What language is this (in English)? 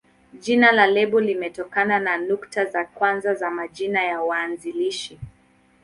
Swahili